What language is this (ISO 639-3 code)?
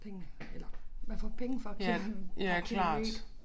dan